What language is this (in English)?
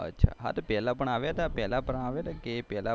Gujarati